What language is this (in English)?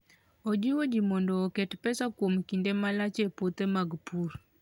Luo (Kenya and Tanzania)